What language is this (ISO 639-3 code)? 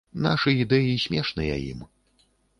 bel